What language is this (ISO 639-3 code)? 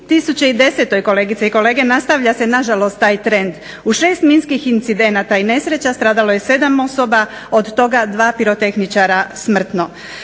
hrv